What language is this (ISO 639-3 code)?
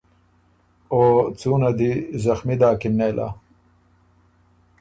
oru